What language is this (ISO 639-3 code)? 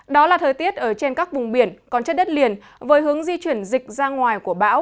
vie